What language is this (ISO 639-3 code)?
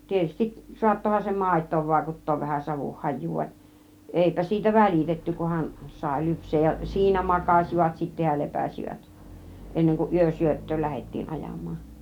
fin